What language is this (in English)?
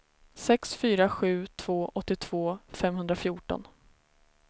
Swedish